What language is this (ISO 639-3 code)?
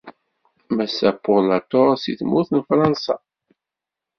kab